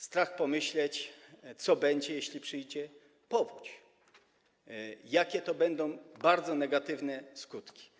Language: Polish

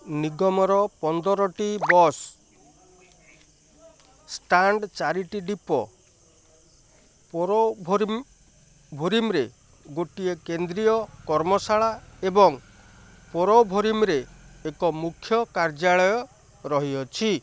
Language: Odia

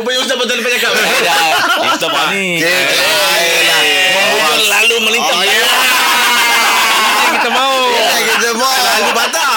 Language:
Malay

